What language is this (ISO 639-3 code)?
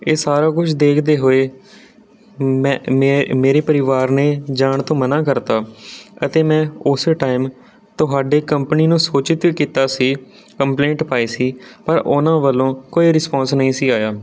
pan